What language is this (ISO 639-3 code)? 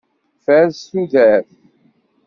kab